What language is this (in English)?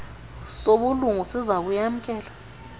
Xhosa